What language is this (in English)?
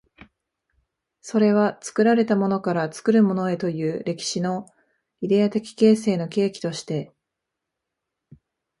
Japanese